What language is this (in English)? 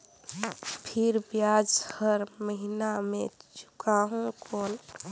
Chhattisgarhi